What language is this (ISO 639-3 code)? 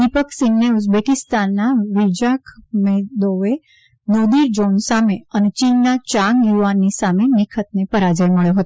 guj